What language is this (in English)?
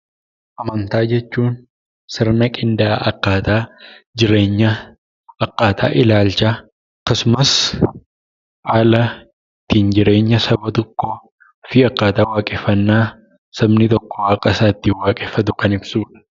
Oromo